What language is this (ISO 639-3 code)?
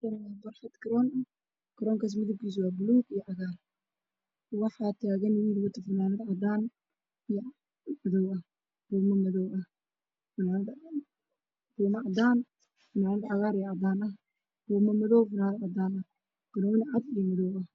som